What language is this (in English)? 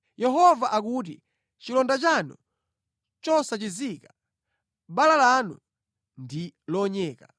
Nyanja